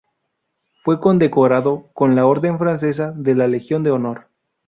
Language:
Spanish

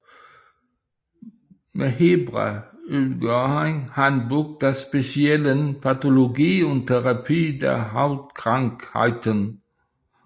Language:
Danish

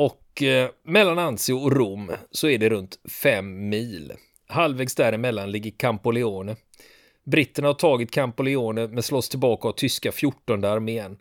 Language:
Swedish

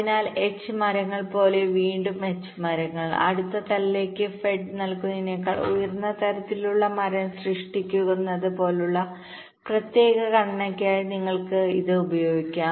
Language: Malayalam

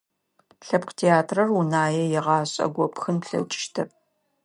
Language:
Adyghe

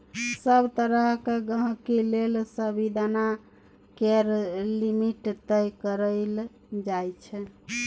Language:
Maithili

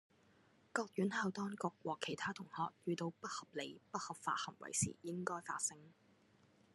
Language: Cantonese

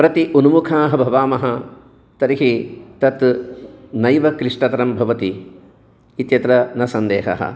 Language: Sanskrit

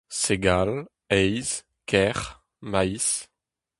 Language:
Breton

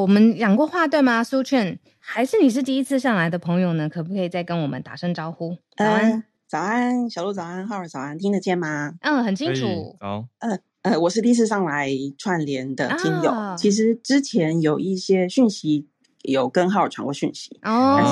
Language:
Chinese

